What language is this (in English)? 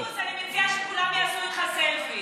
Hebrew